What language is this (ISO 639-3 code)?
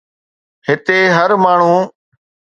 snd